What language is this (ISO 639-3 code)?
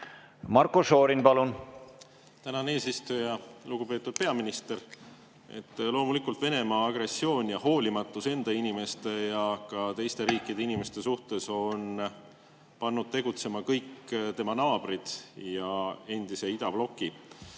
est